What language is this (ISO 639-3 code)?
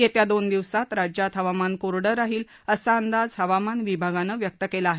mar